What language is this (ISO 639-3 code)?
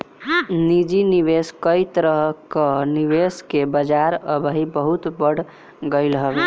bho